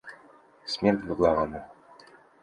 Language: Russian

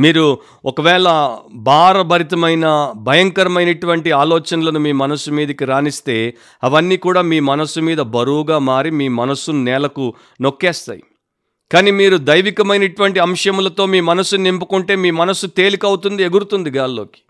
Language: Telugu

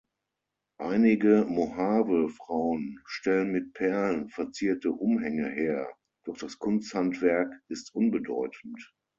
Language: German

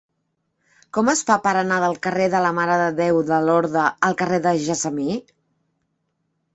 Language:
Catalan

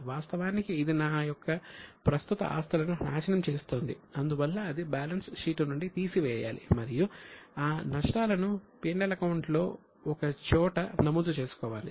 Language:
Telugu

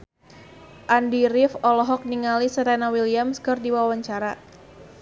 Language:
Sundanese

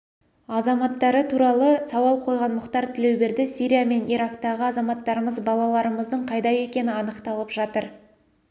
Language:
Kazakh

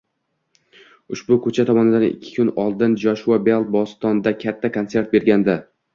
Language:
Uzbek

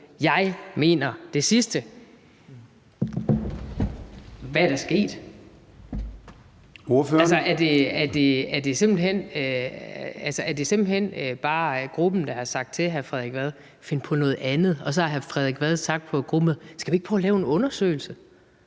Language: Danish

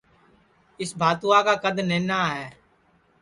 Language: Sansi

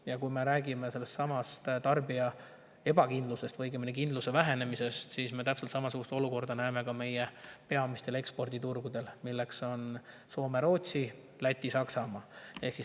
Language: Estonian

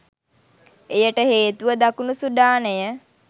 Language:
Sinhala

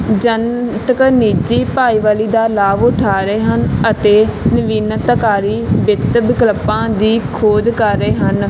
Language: Punjabi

